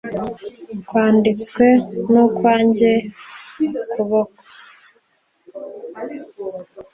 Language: Kinyarwanda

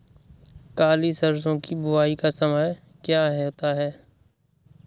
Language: Hindi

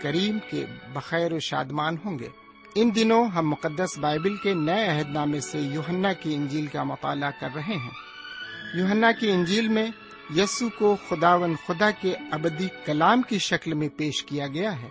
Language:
Urdu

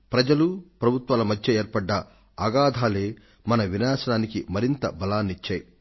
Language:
Telugu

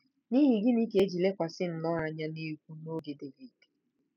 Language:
Igbo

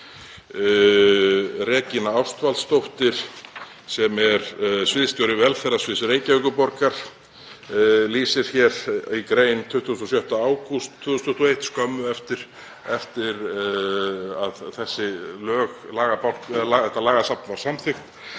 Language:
Icelandic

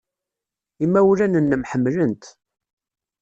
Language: Kabyle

